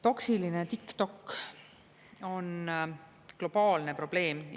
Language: Estonian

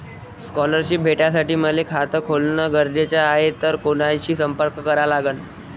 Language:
Marathi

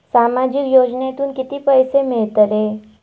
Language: Marathi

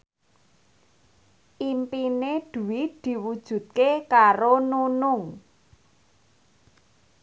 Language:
Javanese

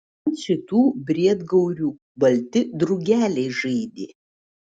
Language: Lithuanian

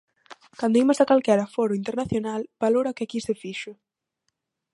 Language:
Galician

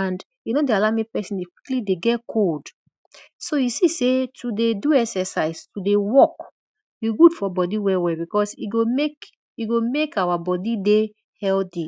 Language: Nigerian Pidgin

